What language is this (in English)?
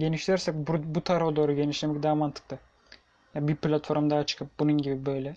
Turkish